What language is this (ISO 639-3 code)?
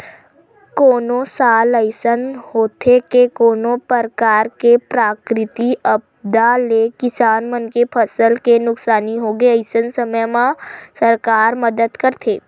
hne